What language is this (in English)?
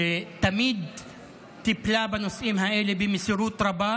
Hebrew